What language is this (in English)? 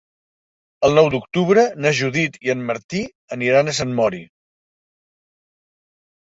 Catalan